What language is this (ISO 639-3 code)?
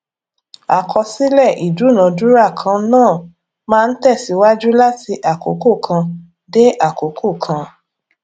yor